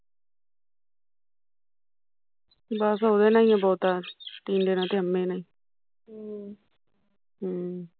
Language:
Punjabi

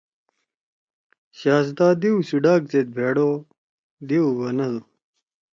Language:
Torwali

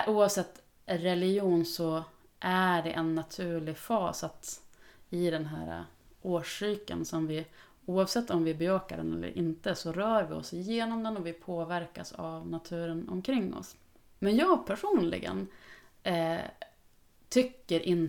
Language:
Swedish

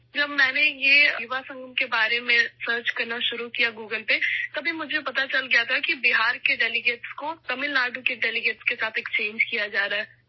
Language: Urdu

